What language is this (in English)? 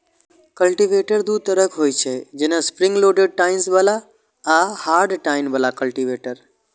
Maithili